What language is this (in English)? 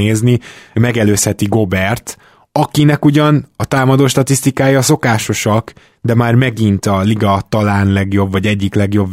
Hungarian